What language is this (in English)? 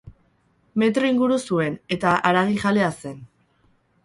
Basque